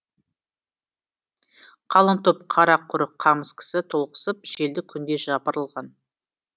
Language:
Kazakh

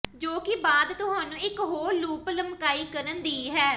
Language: Punjabi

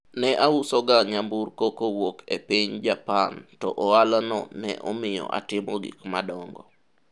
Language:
Luo (Kenya and Tanzania)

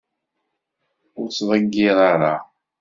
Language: Kabyle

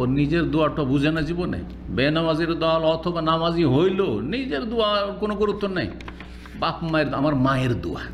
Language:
Arabic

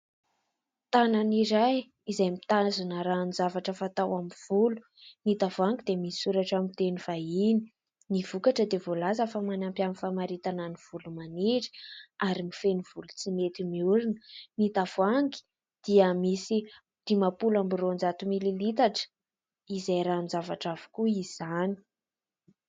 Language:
Malagasy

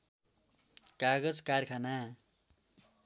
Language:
Nepali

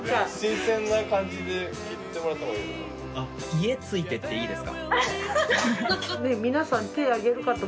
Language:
Japanese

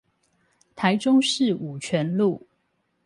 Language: Chinese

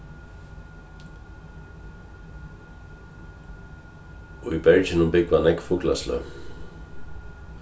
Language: Faroese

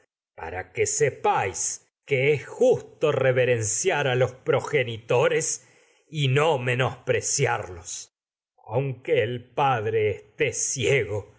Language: Spanish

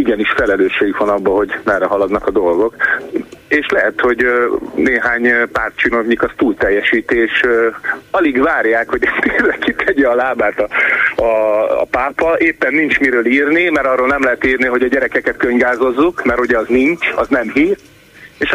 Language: Hungarian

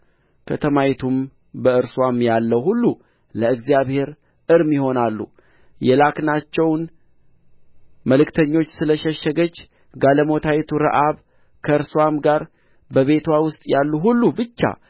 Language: Amharic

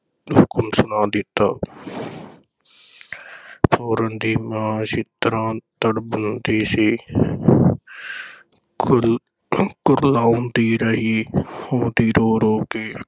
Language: Punjabi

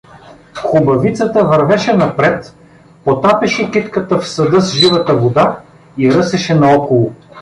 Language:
Bulgarian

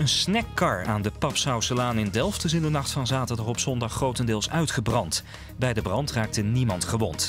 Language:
Dutch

